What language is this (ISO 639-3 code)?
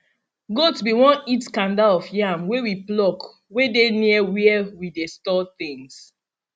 pcm